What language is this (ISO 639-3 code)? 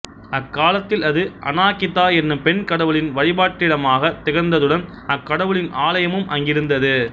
tam